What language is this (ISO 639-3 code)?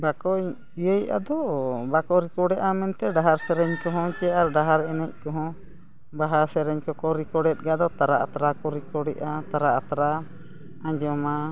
sat